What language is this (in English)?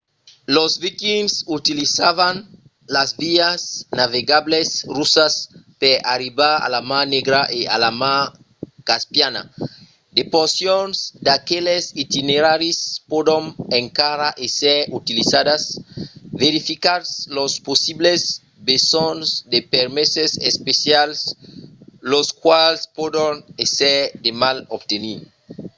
Occitan